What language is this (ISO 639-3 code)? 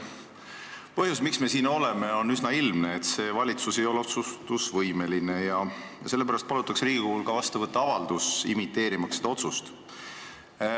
est